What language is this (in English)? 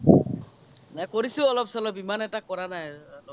Assamese